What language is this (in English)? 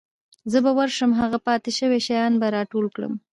Pashto